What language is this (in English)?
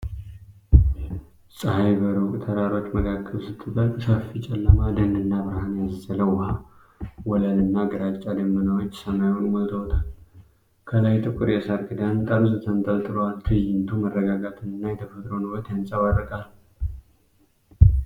Amharic